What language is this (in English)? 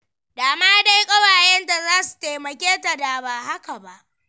Hausa